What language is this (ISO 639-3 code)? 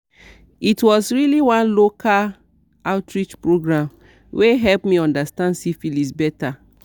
pcm